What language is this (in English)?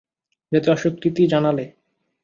Bangla